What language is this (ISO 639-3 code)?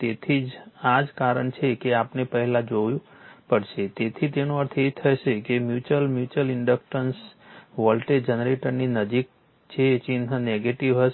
guj